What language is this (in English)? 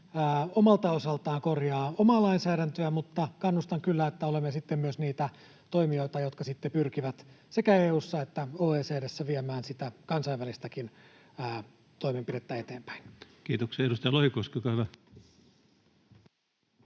Finnish